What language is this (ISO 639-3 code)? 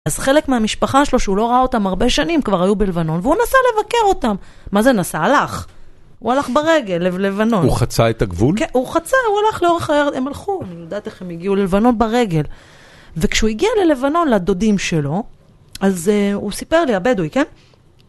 heb